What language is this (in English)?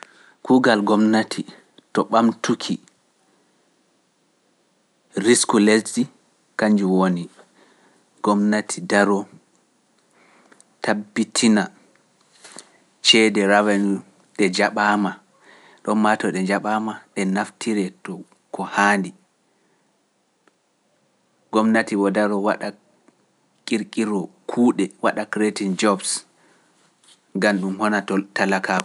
Pular